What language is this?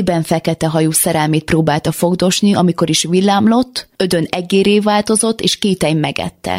Hungarian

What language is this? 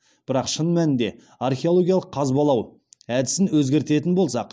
Kazakh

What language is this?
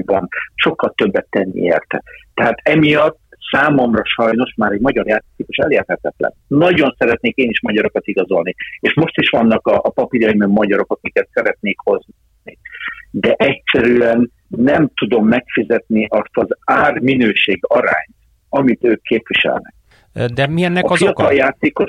Hungarian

